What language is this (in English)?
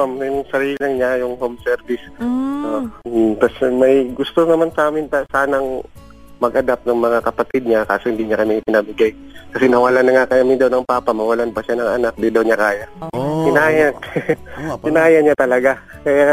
Filipino